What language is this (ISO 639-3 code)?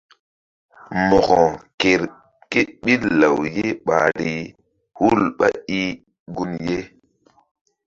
mdd